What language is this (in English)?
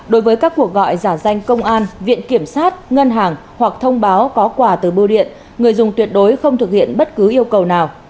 Vietnamese